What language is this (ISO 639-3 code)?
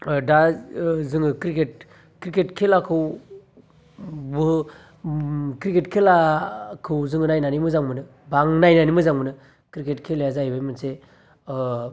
brx